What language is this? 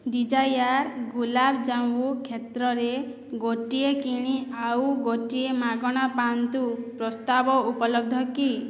Odia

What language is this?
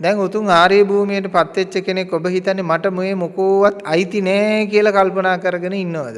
Sinhala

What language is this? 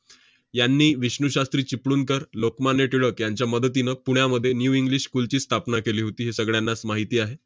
Marathi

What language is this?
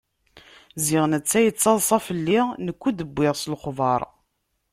Kabyle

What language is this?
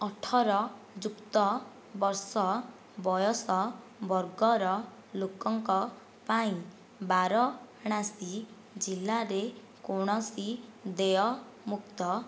Odia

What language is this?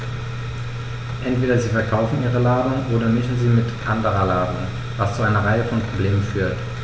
German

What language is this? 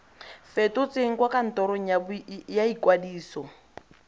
Tswana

